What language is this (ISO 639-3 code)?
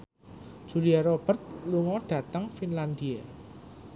jav